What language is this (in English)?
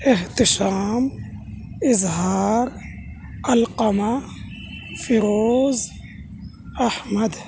Urdu